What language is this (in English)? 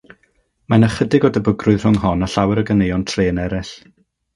Welsh